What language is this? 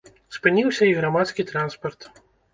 Belarusian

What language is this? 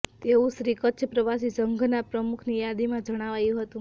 Gujarati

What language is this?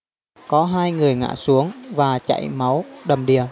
Vietnamese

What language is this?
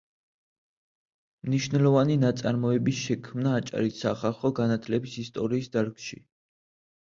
Georgian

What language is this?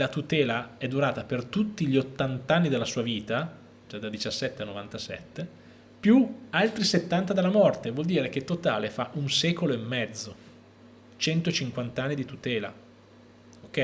Italian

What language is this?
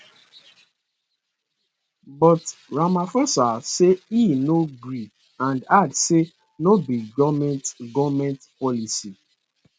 Nigerian Pidgin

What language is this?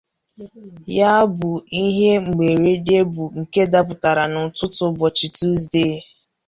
Igbo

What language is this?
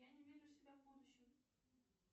Russian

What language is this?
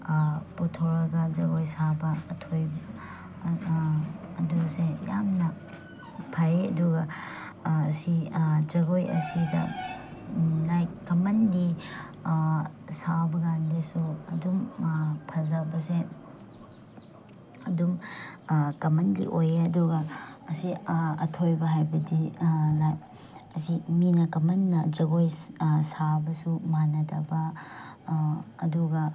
Manipuri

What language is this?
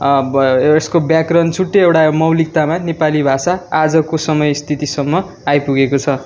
Nepali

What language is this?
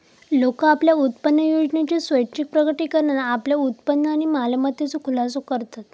Marathi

